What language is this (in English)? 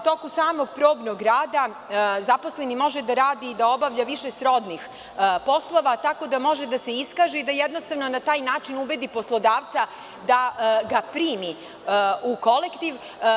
Serbian